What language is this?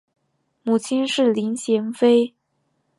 Chinese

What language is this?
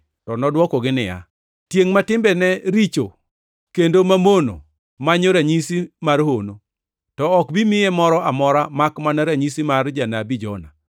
Luo (Kenya and Tanzania)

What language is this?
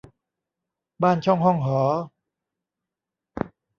Thai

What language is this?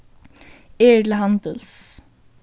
Faroese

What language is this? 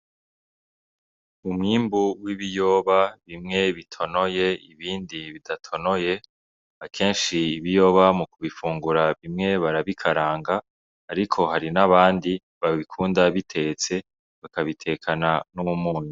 Rundi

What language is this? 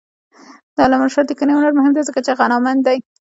Pashto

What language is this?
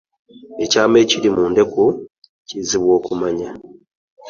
Ganda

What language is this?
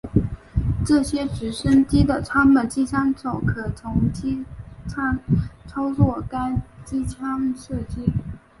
Chinese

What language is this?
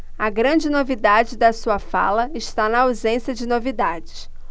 Portuguese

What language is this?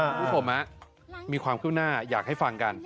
Thai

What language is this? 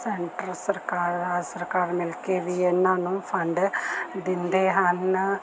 Punjabi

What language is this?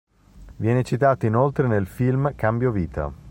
Italian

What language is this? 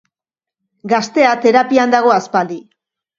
Basque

